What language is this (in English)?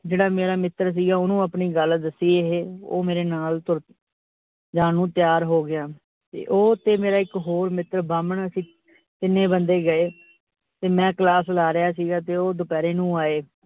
Punjabi